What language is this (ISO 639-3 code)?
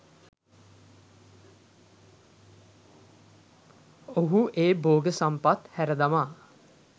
sin